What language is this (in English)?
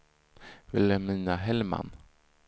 Swedish